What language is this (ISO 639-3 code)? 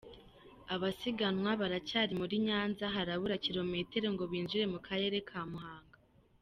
kin